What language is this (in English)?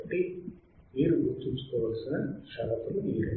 Telugu